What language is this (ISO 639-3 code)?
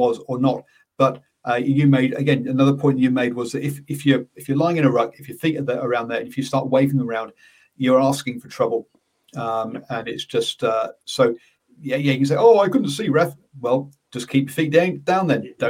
eng